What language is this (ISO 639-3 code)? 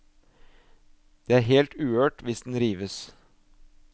nor